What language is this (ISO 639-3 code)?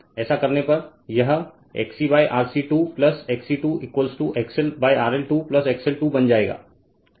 hin